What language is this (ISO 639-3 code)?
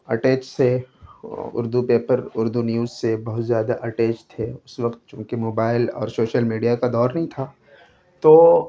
urd